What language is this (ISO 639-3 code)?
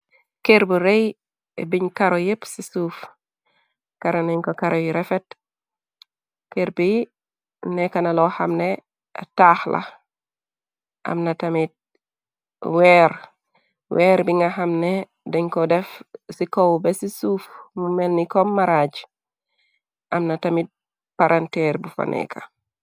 wol